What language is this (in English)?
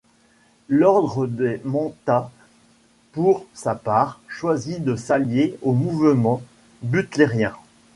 French